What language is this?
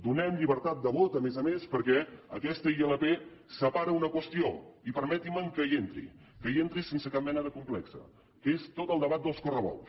Catalan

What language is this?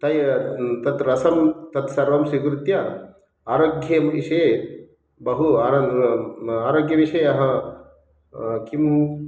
Sanskrit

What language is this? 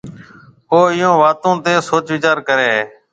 Marwari (Pakistan)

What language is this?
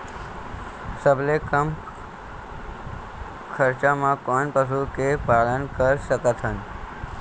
Chhattisgarhi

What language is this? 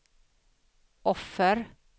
Swedish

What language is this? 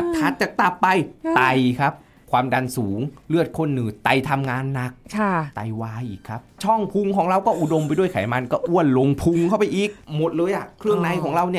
Thai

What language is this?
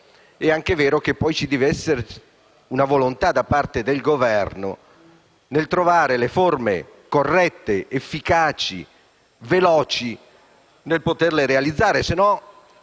Italian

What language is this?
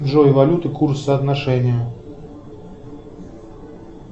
Russian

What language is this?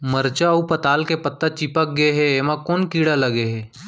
Chhattisgarhi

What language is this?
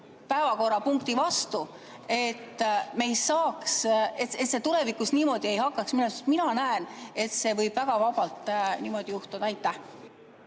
Estonian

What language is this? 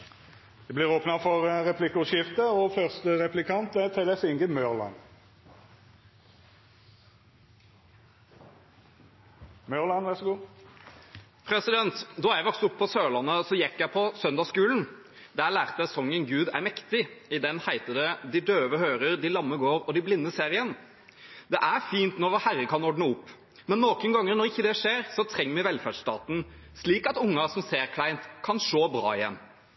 Norwegian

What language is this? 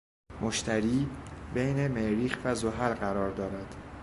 Persian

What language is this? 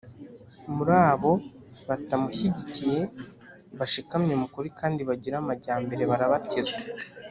Kinyarwanda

